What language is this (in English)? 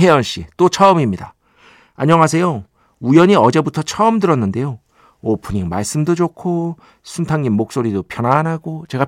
Korean